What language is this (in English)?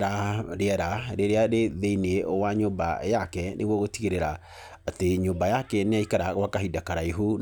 Kikuyu